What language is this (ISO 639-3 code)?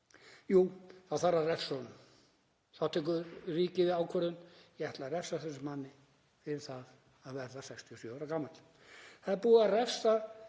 isl